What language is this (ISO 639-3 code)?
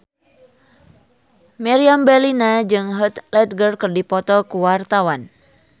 sun